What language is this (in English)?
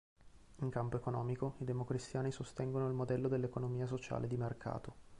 Italian